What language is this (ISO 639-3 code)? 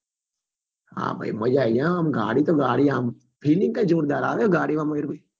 guj